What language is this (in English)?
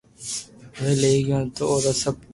Loarki